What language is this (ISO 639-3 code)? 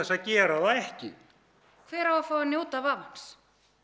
isl